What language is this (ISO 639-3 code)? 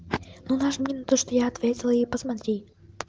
rus